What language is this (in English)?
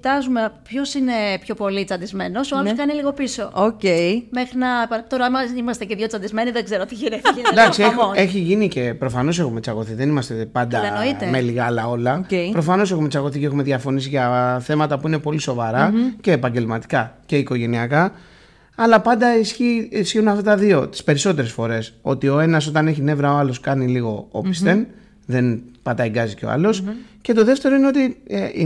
Greek